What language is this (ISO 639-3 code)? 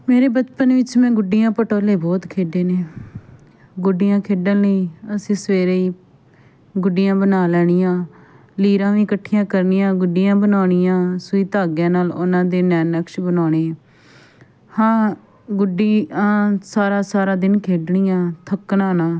pan